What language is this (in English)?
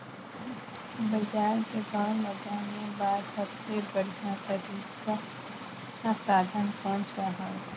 Chhattisgarhi